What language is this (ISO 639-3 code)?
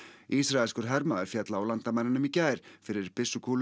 isl